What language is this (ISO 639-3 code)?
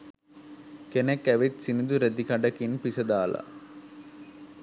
sin